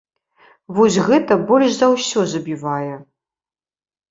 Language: Belarusian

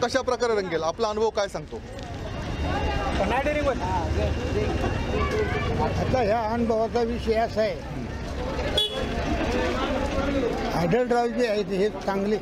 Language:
Hindi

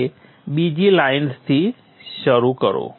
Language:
Gujarati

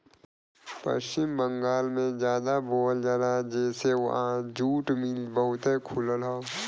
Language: Bhojpuri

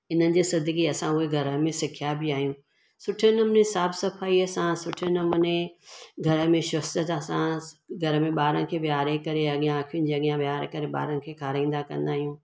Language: Sindhi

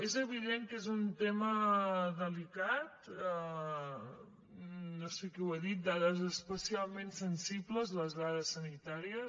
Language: Catalan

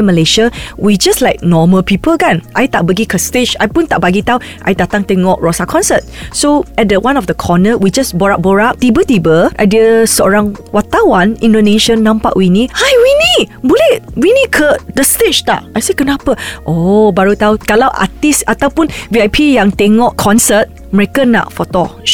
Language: Malay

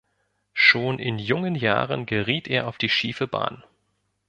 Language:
German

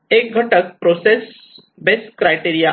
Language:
Marathi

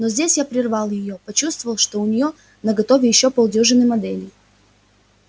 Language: Russian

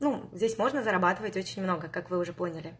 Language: Russian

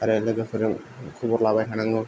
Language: Bodo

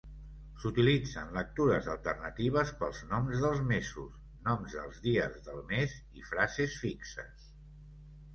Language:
Catalan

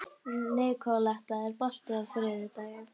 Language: Icelandic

